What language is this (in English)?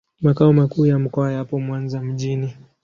Swahili